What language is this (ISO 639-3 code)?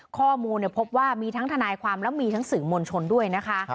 tha